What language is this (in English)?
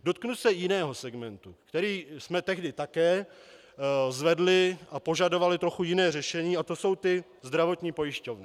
Czech